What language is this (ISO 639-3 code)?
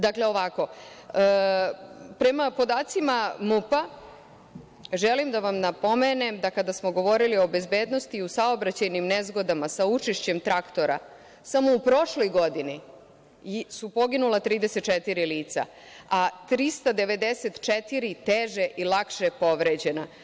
srp